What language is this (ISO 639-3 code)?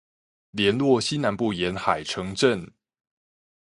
zho